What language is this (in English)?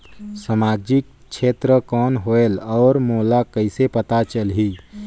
Chhattisgarhi